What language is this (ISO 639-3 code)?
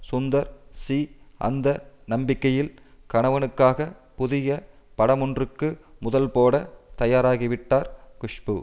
tam